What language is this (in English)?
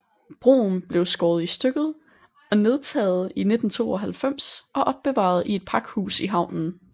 Danish